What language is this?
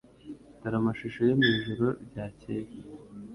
Kinyarwanda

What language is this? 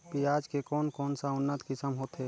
Chhattisgarhi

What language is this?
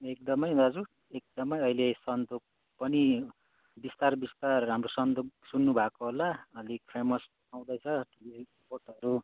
Nepali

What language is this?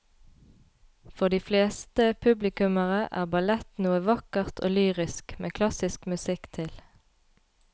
Norwegian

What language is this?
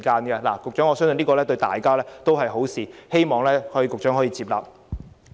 Cantonese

